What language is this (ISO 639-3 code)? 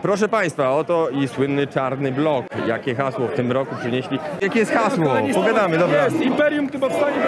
pol